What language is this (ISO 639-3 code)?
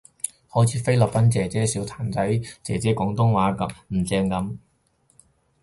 yue